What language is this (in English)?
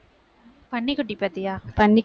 Tamil